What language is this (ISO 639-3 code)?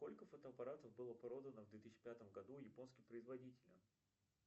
rus